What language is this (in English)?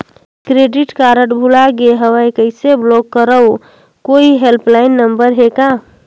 Chhattisgarhi